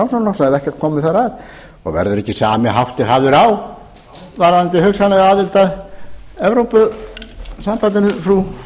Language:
Icelandic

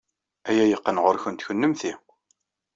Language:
Kabyle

